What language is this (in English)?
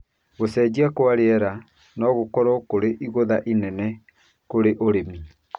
Kikuyu